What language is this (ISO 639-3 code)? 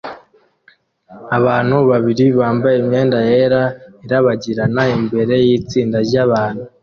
kin